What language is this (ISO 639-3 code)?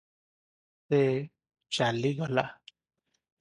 ori